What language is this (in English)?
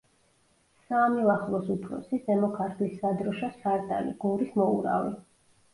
Georgian